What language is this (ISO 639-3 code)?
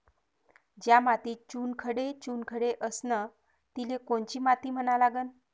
mar